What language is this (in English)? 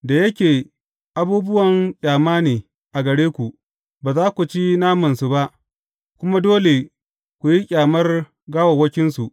Hausa